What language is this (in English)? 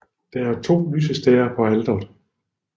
Danish